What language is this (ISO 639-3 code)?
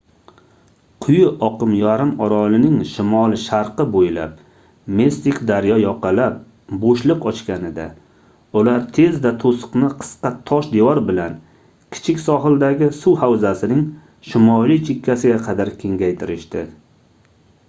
uzb